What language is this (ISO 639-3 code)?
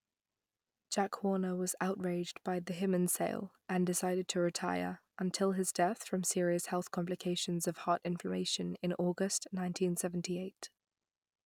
eng